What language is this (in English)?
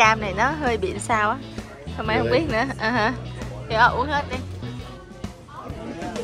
Vietnamese